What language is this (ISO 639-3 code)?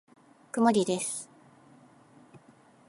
jpn